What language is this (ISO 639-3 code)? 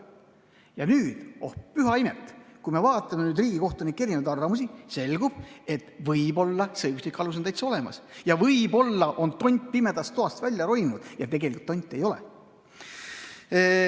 est